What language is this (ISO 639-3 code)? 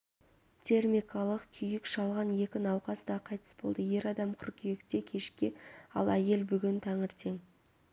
kaz